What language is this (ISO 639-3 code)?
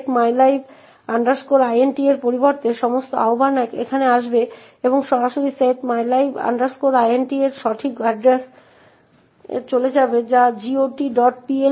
ben